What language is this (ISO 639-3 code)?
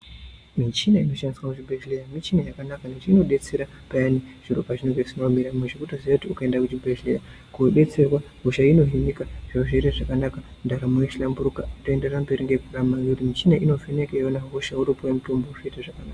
ndc